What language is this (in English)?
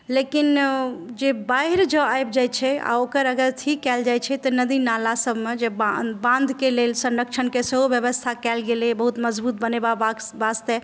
Maithili